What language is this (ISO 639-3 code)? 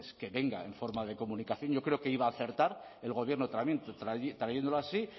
spa